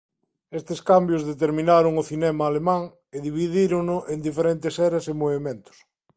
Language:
Galician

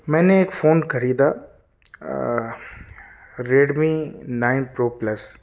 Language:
Urdu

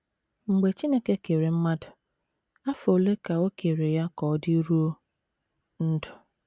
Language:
Igbo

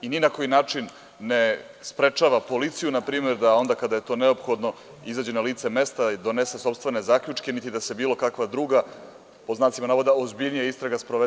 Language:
Serbian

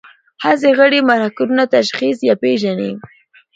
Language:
Pashto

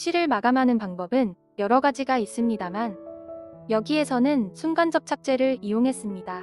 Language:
Korean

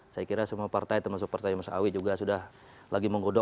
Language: Indonesian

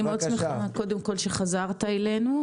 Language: Hebrew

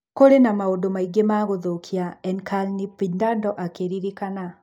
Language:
Kikuyu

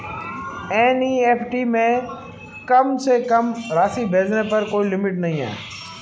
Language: Hindi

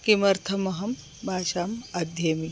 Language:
Sanskrit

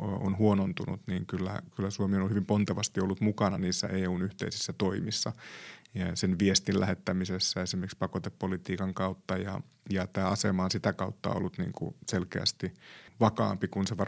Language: Finnish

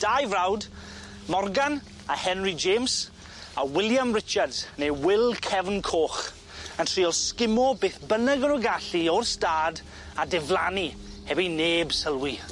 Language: Welsh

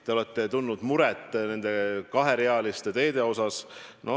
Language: Estonian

